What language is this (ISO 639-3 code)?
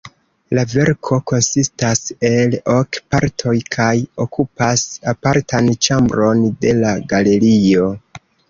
epo